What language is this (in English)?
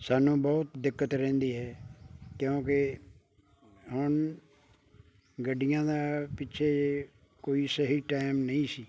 Punjabi